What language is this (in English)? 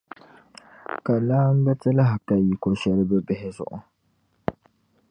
Dagbani